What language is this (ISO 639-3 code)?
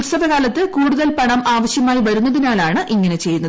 mal